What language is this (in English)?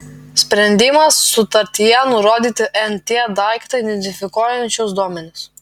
Lithuanian